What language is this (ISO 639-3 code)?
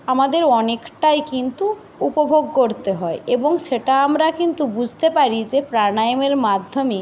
ben